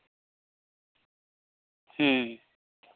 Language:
Santali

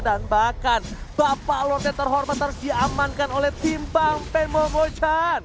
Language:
Indonesian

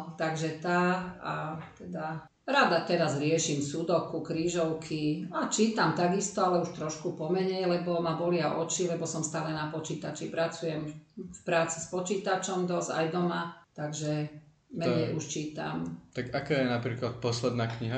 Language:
Slovak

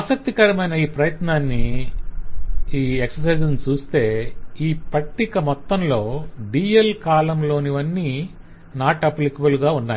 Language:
Telugu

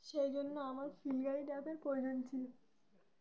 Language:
Bangla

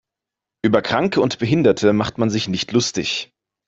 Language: German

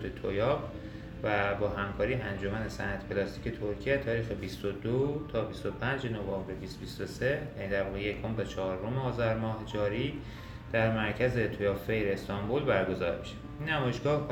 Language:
Persian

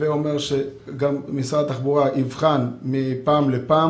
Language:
Hebrew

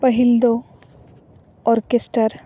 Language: Santali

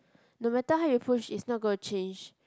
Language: English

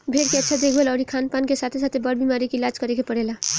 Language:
Bhojpuri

